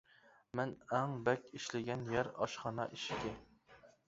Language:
Uyghur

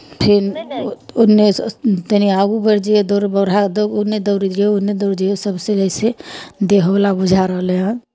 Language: Maithili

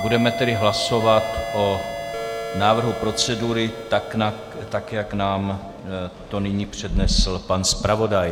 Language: Czech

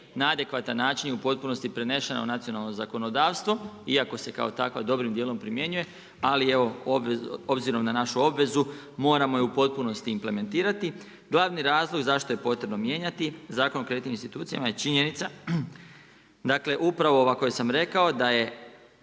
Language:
Croatian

